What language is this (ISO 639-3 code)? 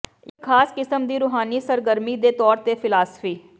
pan